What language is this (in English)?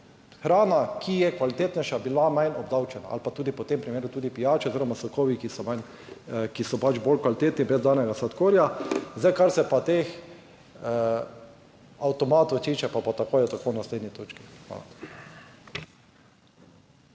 Slovenian